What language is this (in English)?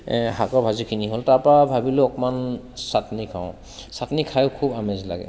Assamese